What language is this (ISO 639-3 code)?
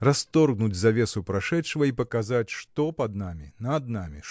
rus